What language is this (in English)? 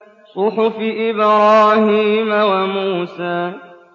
Arabic